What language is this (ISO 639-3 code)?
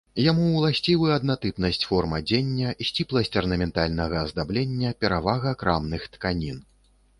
bel